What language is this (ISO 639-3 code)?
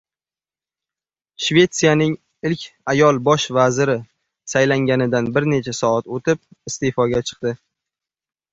uzb